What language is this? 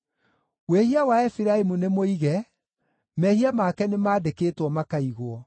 Kikuyu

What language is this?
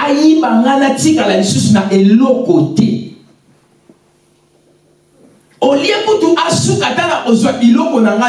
French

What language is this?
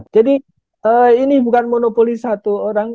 Indonesian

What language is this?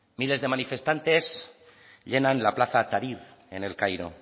Spanish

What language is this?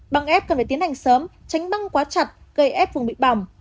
Vietnamese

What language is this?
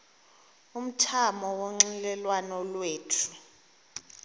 Xhosa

